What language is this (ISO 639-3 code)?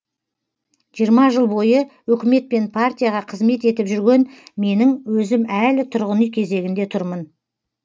kaz